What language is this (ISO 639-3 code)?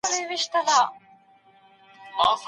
pus